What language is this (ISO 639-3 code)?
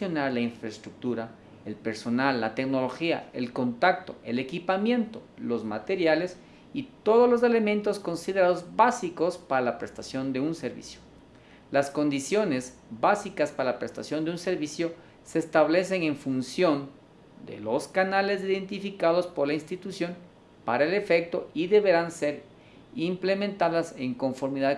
spa